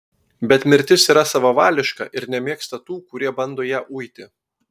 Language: Lithuanian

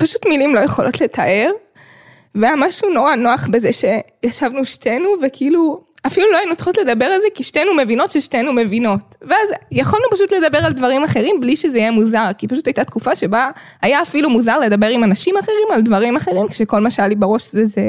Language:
Hebrew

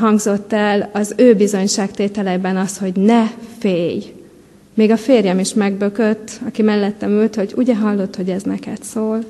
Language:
Hungarian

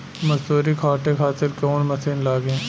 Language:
Bhojpuri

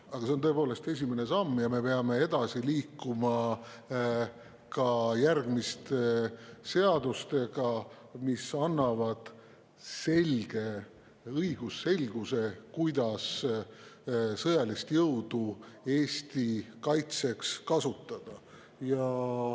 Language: Estonian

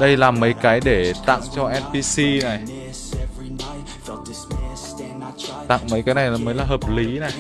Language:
Vietnamese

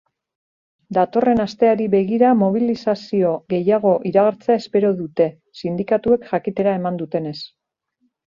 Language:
Basque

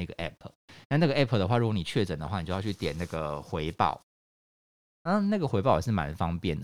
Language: Chinese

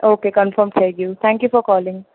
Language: Gujarati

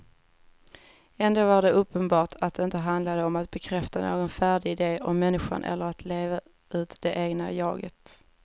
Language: Swedish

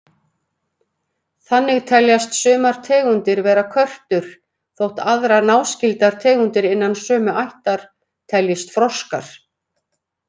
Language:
Icelandic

